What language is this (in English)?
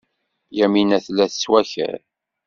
Kabyle